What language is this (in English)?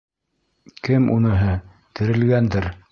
Bashkir